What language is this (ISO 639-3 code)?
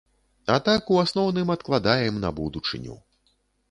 bel